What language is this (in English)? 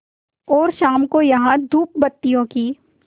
Hindi